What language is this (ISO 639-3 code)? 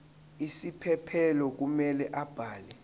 zul